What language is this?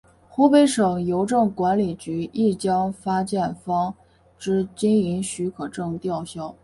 Chinese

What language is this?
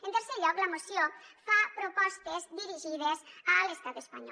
Catalan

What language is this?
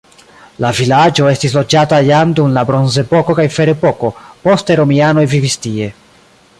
Esperanto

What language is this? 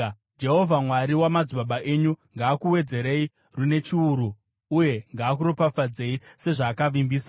Shona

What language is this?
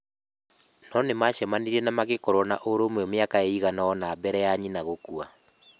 Kikuyu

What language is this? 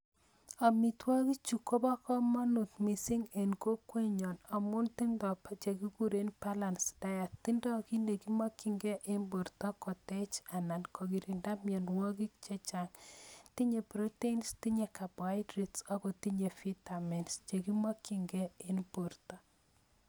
Kalenjin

